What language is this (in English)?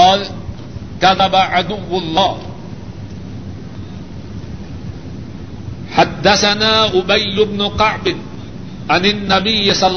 Urdu